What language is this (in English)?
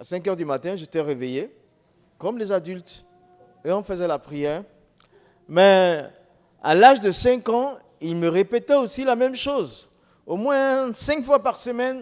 French